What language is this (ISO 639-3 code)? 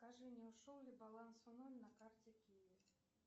rus